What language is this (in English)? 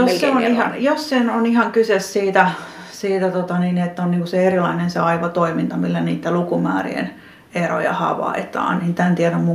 Finnish